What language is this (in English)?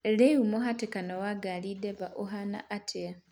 Kikuyu